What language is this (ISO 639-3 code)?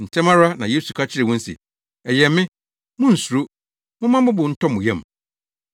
aka